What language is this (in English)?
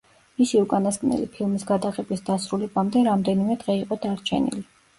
Georgian